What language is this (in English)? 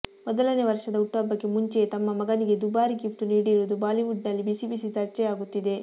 Kannada